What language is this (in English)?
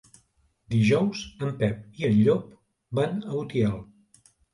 Catalan